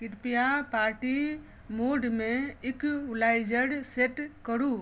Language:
Maithili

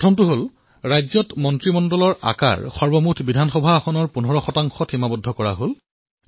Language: Assamese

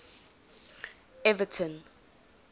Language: English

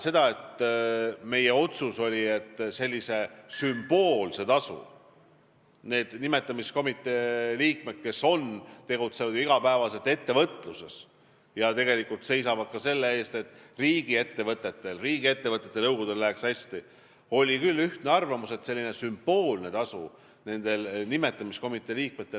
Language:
Estonian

